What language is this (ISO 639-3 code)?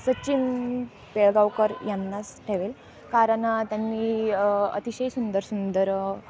mar